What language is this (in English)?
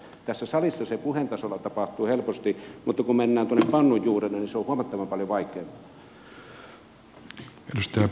Finnish